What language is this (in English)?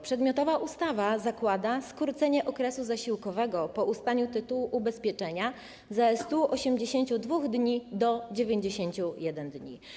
Polish